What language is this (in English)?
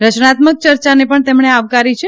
Gujarati